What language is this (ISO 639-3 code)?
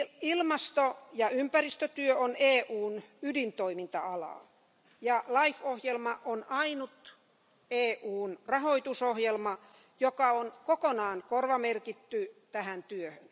fin